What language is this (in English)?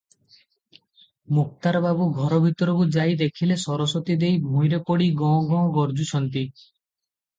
Odia